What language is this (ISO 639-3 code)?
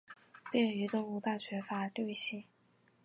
zho